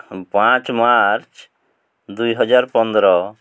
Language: Odia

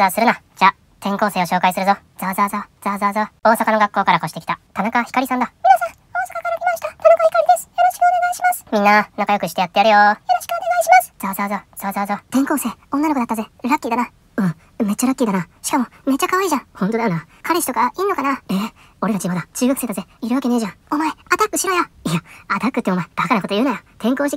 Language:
Japanese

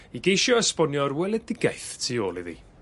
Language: Welsh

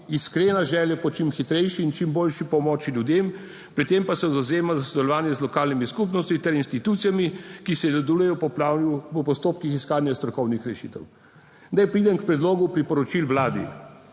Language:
Slovenian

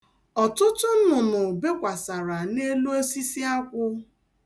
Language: Igbo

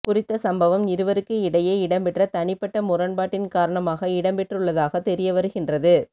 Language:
Tamil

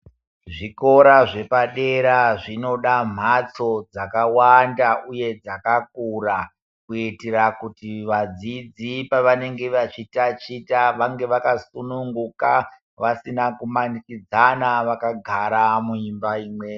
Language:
Ndau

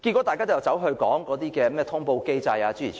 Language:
Cantonese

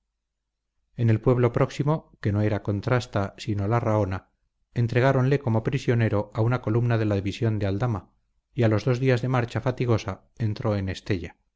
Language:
Spanish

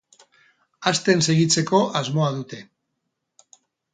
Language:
Basque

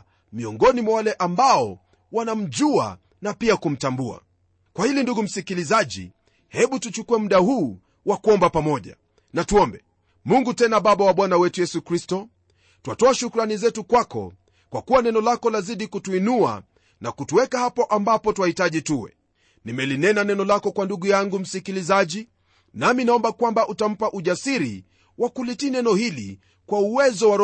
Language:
Swahili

